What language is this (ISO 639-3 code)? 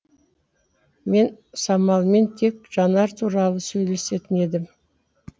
kaz